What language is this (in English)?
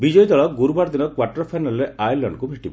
Odia